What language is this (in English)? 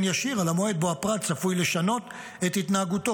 Hebrew